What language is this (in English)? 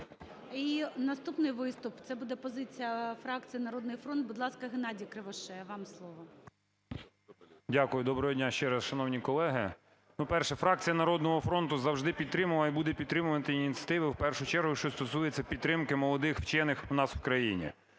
Ukrainian